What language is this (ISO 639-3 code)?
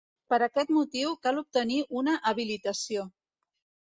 cat